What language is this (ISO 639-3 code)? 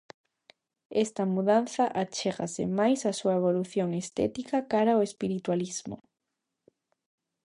glg